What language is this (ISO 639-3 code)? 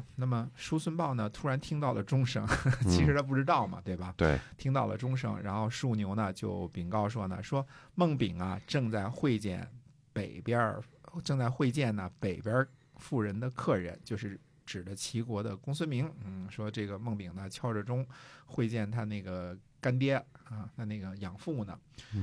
zho